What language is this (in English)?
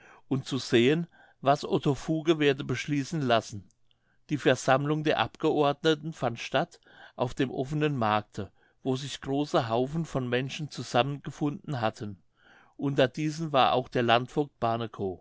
German